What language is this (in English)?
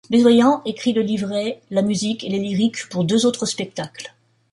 French